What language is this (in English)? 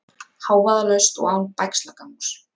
Icelandic